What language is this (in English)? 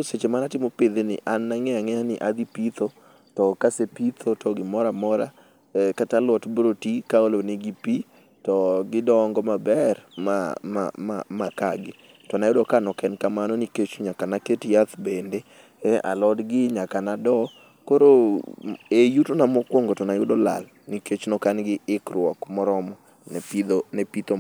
Luo (Kenya and Tanzania)